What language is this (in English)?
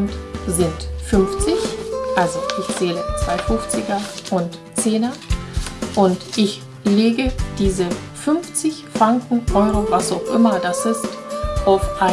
German